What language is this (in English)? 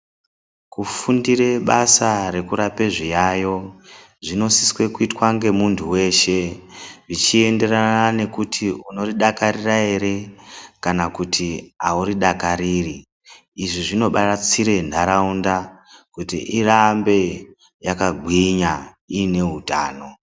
Ndau